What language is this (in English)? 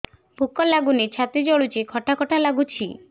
Odia